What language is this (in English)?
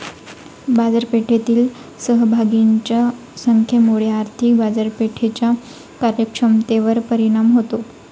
Marathi